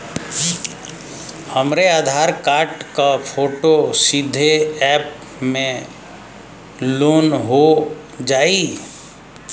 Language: Bhojpuri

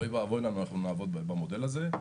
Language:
Hebrew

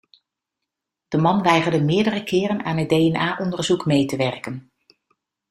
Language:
Dutch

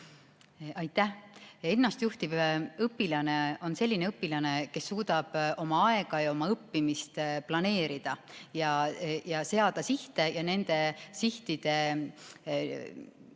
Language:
Estonian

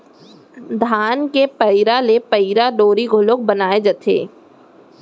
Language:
Chhattisgarhi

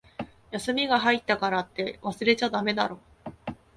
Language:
Japanese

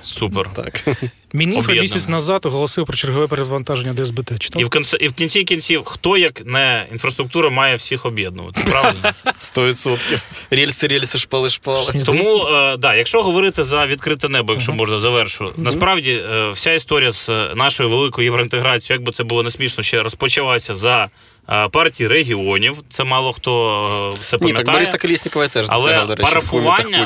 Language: Ukrainian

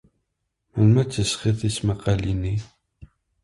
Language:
Kabyle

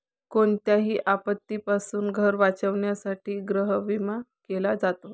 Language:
Marathi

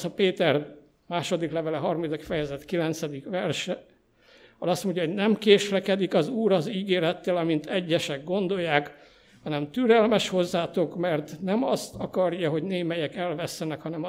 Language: Hungarian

